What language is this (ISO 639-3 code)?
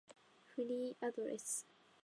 jpn